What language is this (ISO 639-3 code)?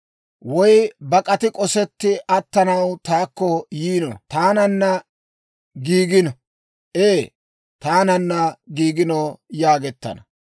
dwr